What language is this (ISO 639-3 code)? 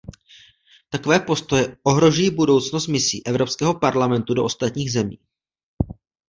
ces